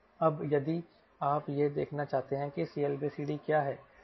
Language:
Hindi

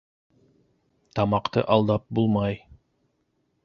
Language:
Bashkir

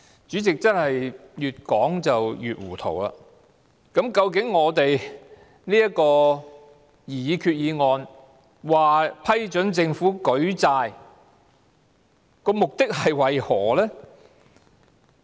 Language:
Cantonese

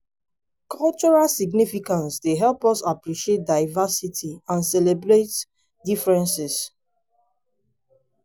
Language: Nigerian Pidgin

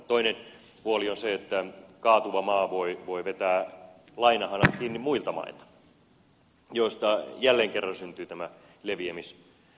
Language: Finnish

